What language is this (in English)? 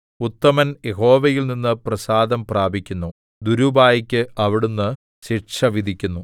Malayalam